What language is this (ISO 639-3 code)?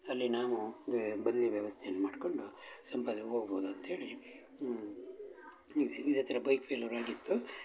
kan